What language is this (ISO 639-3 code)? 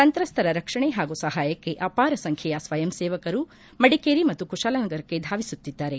kan